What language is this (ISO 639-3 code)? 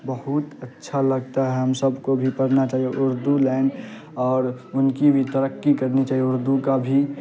urd